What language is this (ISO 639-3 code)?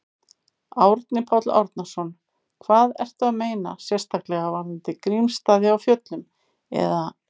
isl